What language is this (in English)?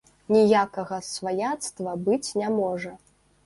Belarusian